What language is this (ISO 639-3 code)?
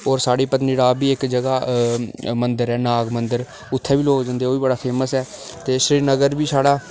doi